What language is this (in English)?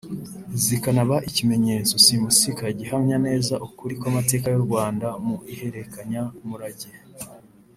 Kinyarwanda